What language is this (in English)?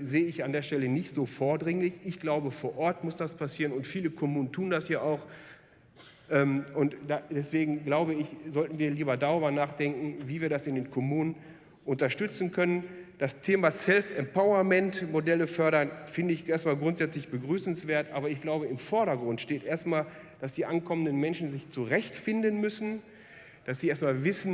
German